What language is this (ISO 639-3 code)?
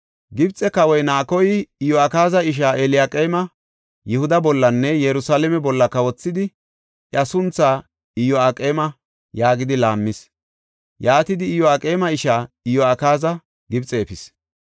gof